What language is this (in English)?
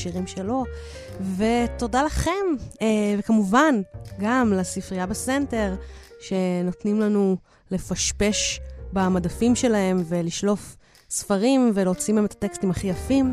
Hebrew